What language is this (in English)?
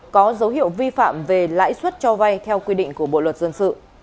Vietnamese